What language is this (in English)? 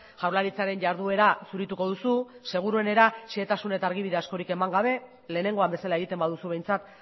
Basque